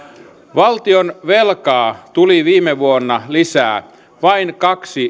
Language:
Finnish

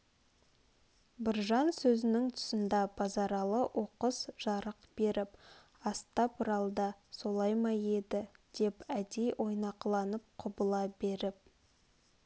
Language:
Kazakh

